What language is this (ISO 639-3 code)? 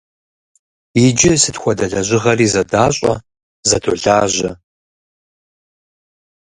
kbd